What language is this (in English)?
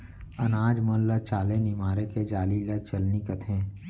Chhattisgarhi